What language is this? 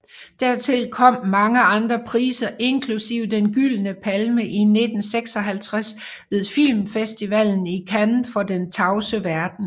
Danish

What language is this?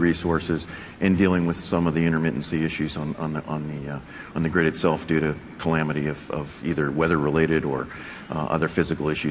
English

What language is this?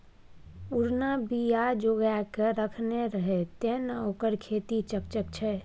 Maithili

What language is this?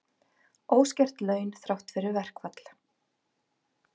Icelandic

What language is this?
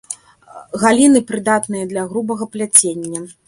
Belarusian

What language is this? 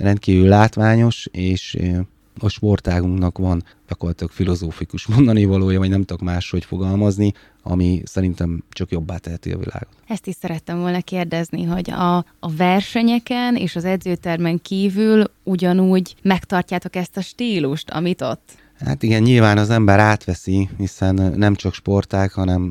Hungarian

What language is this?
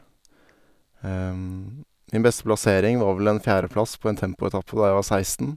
Norwegian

